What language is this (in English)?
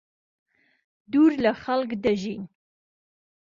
Central Kurdish